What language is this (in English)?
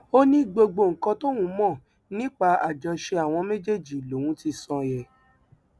Yoruba